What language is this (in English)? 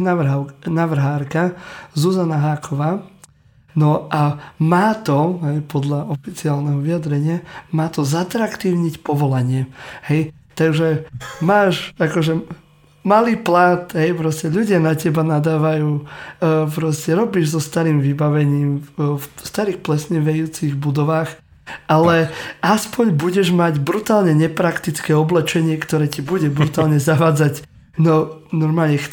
Slovak